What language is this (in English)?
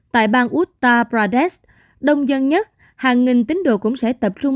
Vietnamese